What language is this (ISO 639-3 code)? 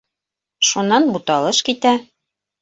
bak